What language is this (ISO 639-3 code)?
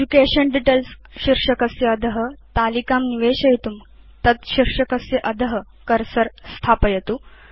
san